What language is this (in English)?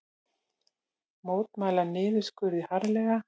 Icelandic